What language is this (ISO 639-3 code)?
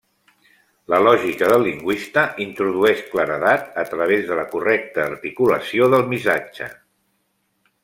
cat